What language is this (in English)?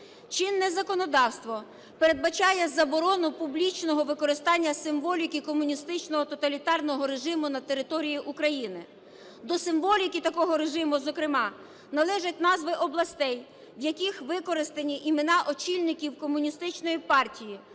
Ukrainian